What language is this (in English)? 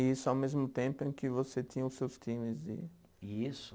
Portuguese